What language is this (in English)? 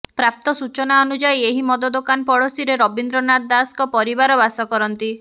Odia